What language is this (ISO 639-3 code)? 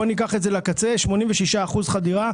heb